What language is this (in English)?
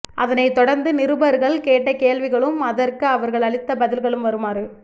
Tamil